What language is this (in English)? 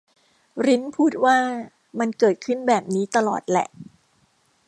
Thai